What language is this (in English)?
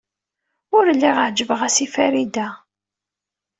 Kabyle